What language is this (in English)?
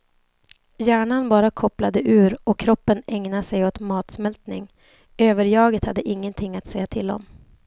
Swedish